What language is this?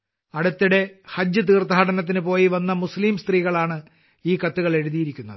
Malayalam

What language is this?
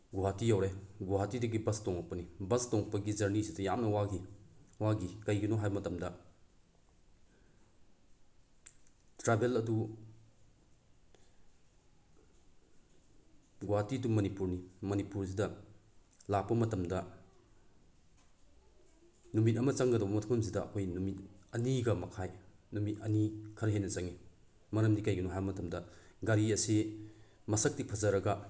Manipuri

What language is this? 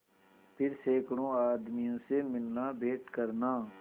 Hindi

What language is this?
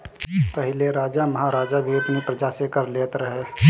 Bhojpuri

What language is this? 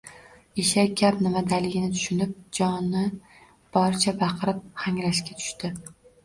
Uzbek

